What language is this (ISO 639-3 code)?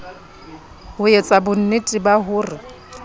sot